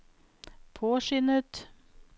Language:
Norwegian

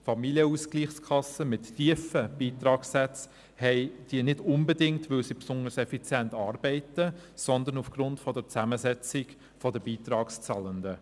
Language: Swiss German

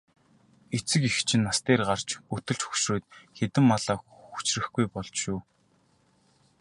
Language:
Mongolian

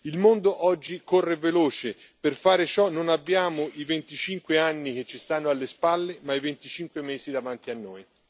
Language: Italian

